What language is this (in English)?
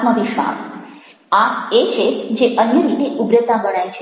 Gujarati